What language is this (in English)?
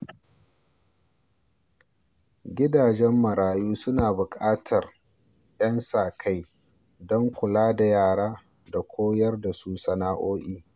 Hausa